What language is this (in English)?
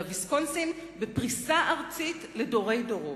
Hebrew